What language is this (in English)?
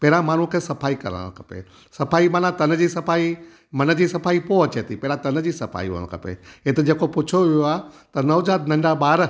Sindhi